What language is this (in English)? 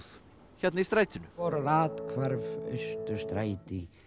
Icelandic